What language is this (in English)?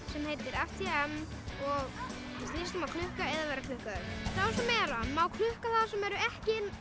Icelandic